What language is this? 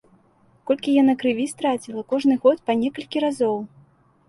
Belarusian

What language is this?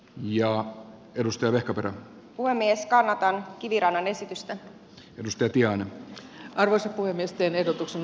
Finnish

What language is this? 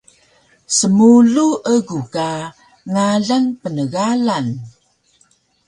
Taroko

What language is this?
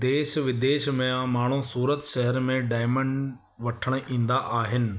Sindhi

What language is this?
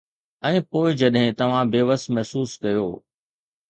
Sindhi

